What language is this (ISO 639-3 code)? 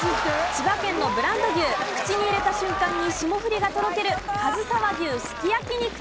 jpn